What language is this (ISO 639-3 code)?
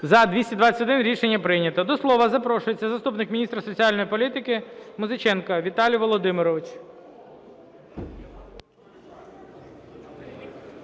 ukr